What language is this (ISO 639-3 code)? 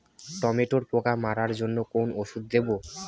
ben